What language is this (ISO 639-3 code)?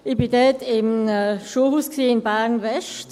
gsw